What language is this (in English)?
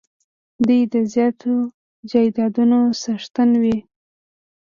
Pashto